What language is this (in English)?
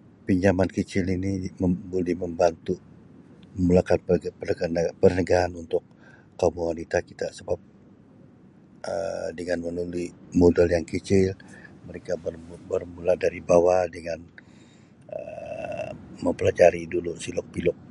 Sabah Malay